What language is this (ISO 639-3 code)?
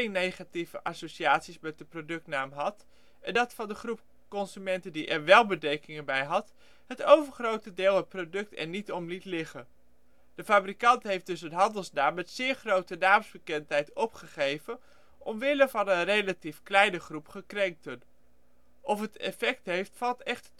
nld